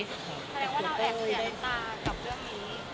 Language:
Thai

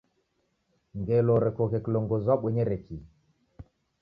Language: Taita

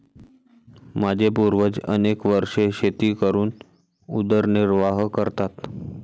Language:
Marathi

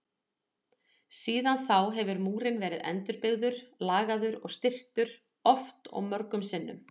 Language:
Icelandic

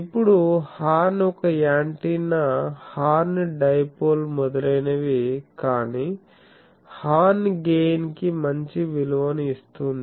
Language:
Telugu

